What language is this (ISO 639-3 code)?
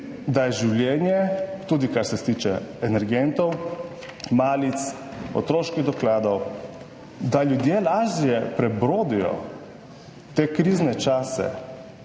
slv